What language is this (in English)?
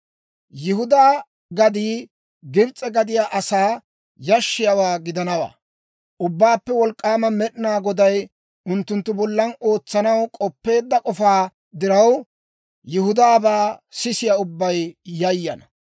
Dawro